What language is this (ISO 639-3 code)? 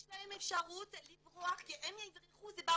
heb